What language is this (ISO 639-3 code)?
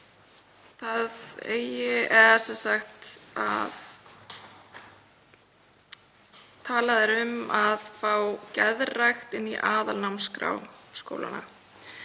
isl